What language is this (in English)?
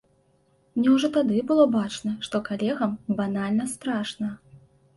Belarusian